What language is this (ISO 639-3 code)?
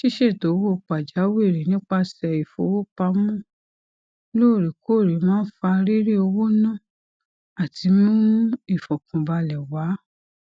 yor